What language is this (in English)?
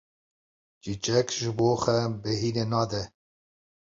Kurdish